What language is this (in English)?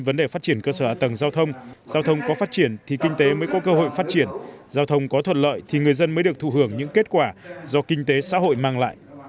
Vietnamese